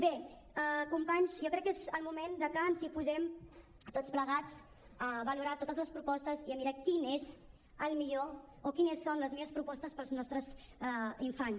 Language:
Catalan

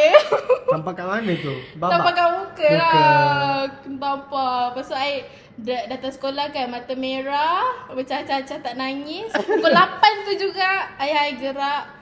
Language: Malay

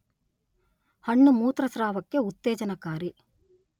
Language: Kannada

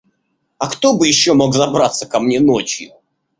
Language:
Russian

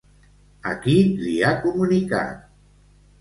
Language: Catalan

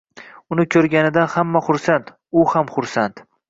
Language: Uzbek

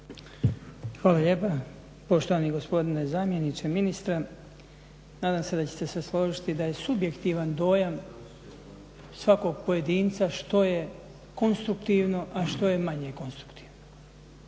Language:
Croatian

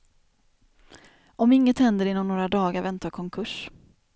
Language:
Swedish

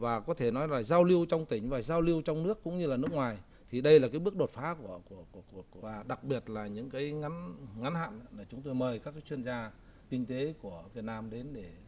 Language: Vietnamese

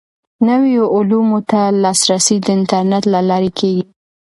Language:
Pashto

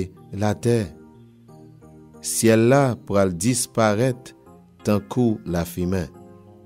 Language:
French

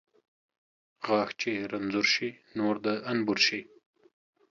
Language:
Pashto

